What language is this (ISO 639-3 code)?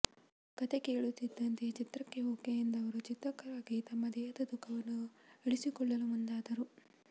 kan